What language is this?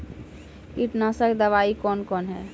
Maithili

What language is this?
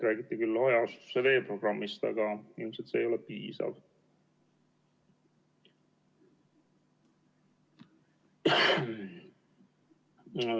Estonian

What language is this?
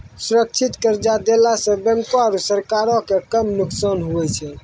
Maithili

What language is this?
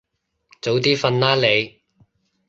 Cantonese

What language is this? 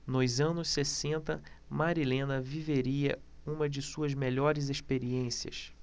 Portuguese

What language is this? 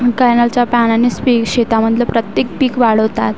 Marathi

